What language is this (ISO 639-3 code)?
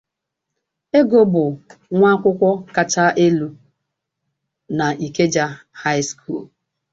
ibo